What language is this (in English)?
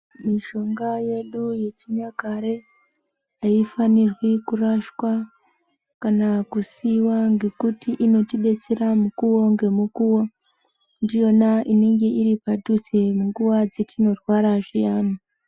Ndau